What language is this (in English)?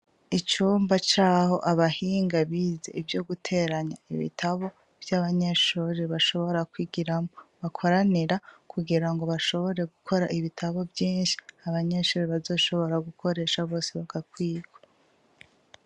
Rundi